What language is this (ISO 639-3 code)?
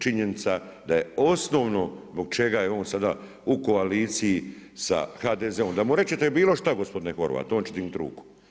hrv